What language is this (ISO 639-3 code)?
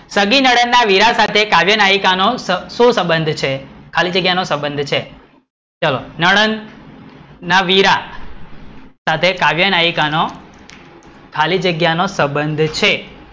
guj